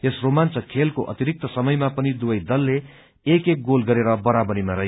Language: Nepali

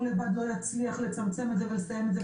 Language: Hebrew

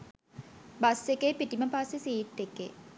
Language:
Sinhala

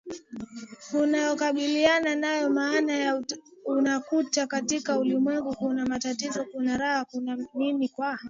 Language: Swahili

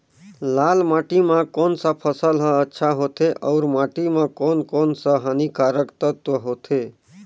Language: Chhattisgarhi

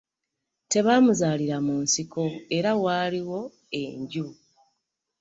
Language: Ganda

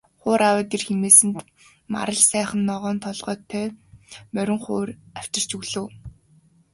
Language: Mongolian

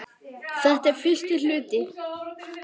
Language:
Icelandic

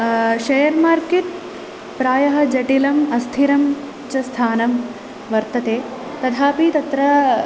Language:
Sanskrit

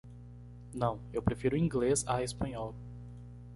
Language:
Portuguese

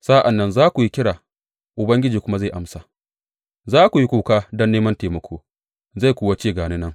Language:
Hausa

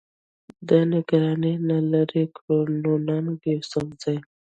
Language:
Pashto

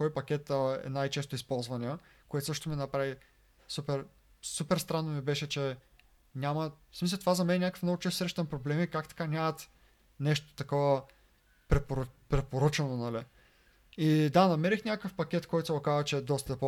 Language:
Bulgarian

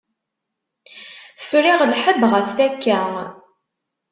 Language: Kabyle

